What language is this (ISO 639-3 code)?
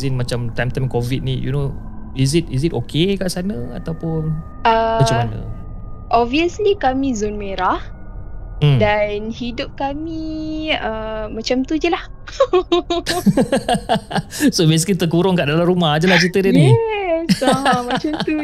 msa